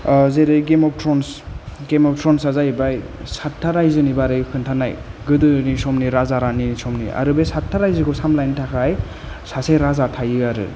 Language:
Bodo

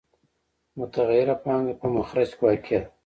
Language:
Pashto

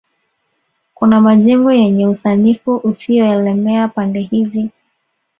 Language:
Swahili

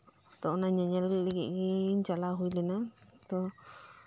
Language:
Santali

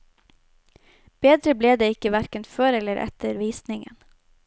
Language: Norwegian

